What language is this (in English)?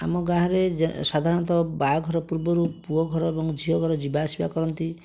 Odia